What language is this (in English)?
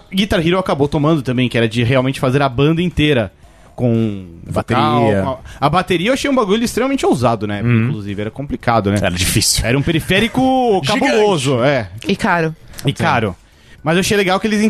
Portuguese